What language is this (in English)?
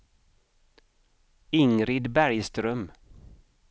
Swedish